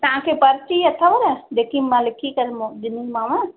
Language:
Sindhi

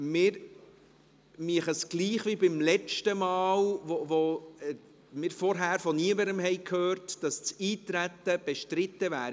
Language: Swiss German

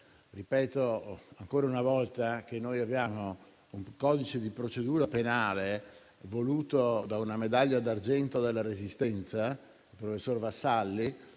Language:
Italian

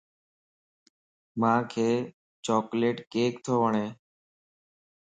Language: Lasi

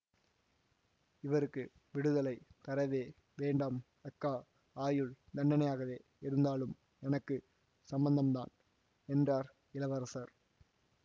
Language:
Tamil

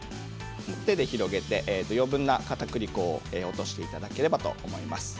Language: Japanese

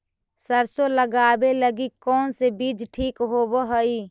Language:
Magahi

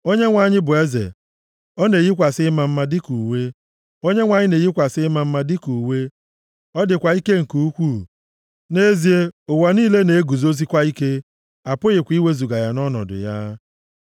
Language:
Igbo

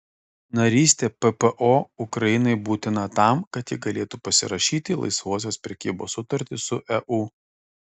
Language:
Lithuanian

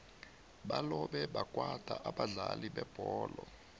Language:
South Ndebele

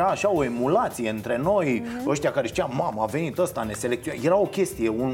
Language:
Romanian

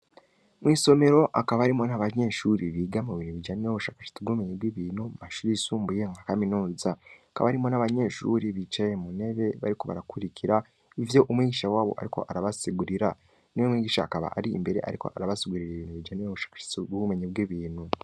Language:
Rundi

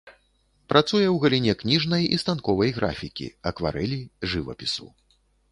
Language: Belarusian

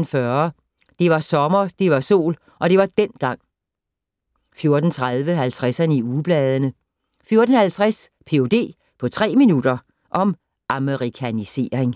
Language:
Danish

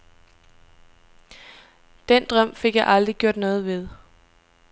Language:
Danish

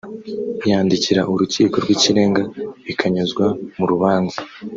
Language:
Kinyarwanda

